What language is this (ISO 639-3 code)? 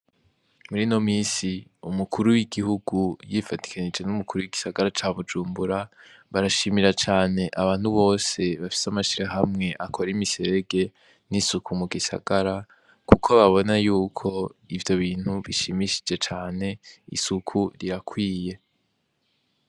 run